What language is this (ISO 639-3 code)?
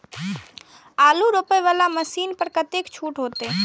mai